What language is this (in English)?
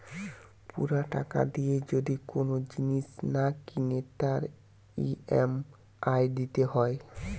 Bangla